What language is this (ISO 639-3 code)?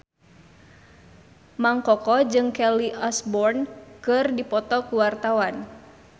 sun